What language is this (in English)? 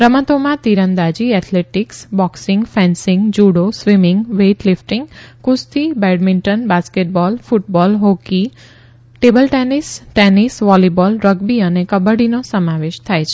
Gujarati